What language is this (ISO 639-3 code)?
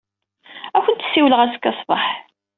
kab